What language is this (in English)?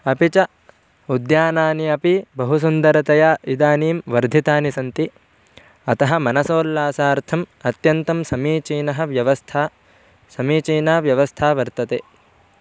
Sanskrit